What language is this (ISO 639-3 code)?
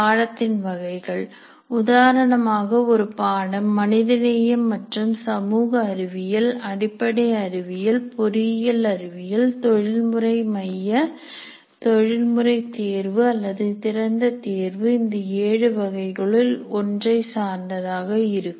tam